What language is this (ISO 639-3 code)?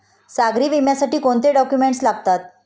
mar